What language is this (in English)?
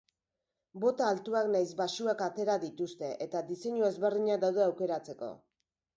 Basque